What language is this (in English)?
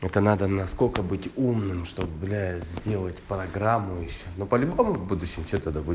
Russian